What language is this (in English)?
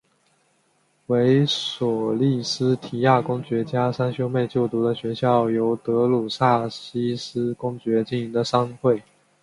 Chinese